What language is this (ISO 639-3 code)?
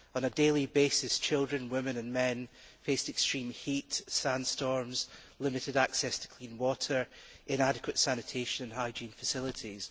eng